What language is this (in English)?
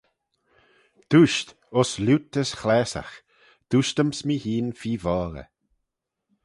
Manx